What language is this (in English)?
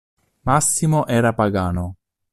Italian